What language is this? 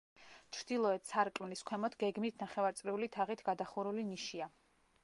Georgian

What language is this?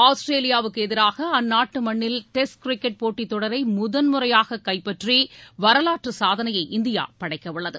Tamil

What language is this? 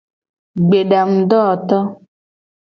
Gen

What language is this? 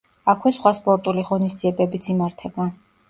Georgian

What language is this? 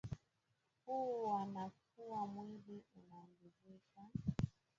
Swahili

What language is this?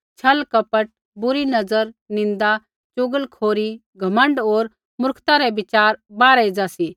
Kullu Pahari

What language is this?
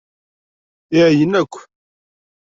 Kabyle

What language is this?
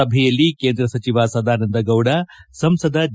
Kannada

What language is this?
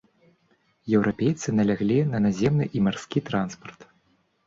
Belarusian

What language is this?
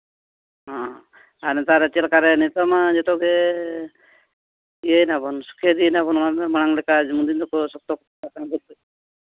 Santali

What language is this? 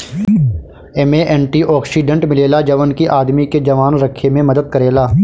Bhojpuri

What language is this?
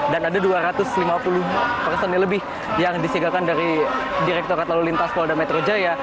Indonesian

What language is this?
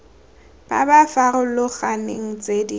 Tswana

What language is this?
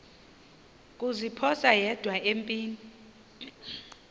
Xhosa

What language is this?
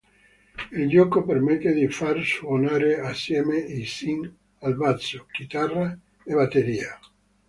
Italian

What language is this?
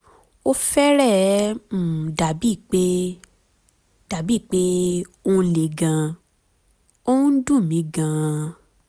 Yoruba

